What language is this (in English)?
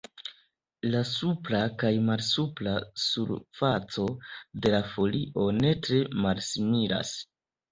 Esperanto